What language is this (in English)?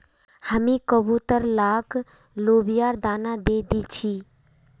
Magahi